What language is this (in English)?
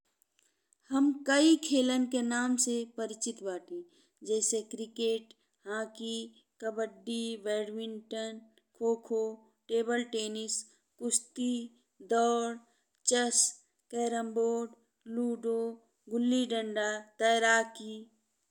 Bhojpuri